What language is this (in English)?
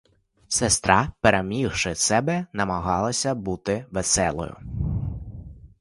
Ukrainian